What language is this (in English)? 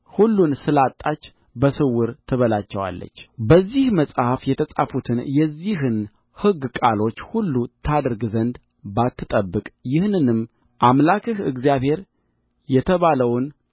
Amharic